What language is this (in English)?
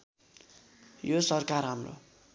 Nepali